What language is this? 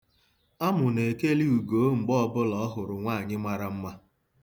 Igbo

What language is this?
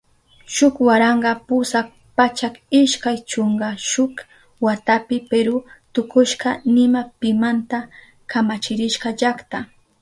Southern Pastaza Quechua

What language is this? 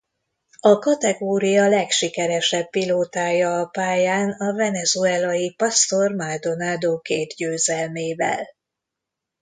Hungarian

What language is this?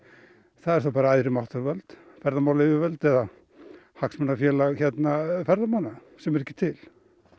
Icelandic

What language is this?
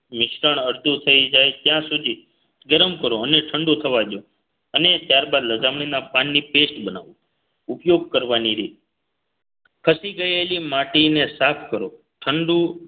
Gujarati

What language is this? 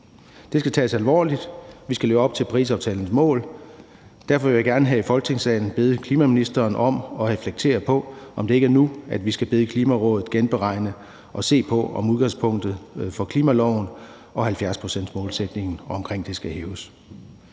Danish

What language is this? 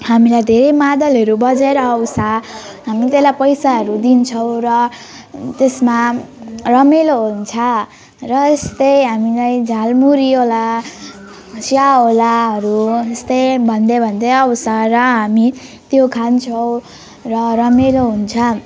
Nepali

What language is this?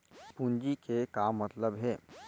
Chhattisgarhi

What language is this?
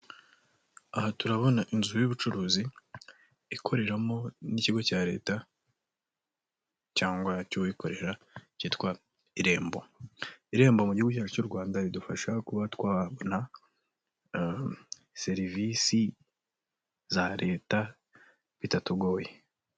Kinyarwanda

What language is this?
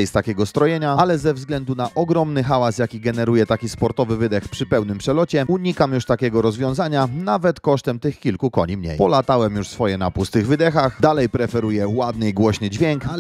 Polish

